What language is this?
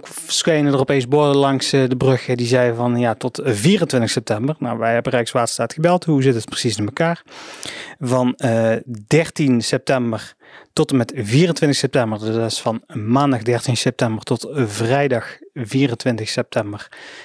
Dutch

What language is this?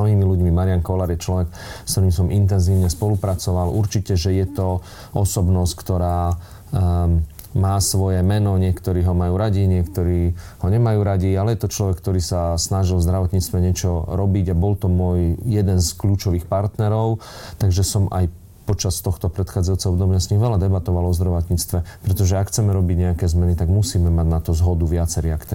Slovak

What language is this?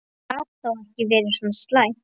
Icelandic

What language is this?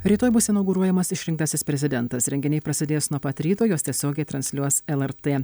Lithuanian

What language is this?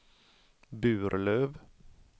Swedish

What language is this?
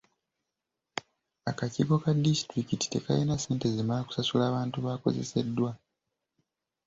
Ganda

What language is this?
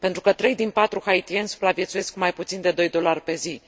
Romanian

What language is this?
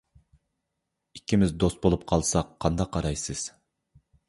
Uyghur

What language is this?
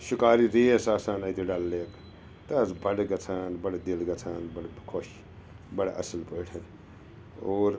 Kashmiri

